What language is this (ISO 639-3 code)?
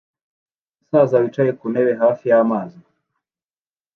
kin